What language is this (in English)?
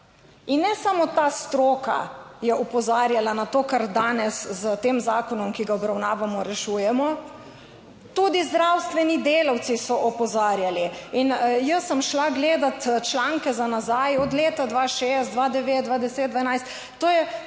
Slovenian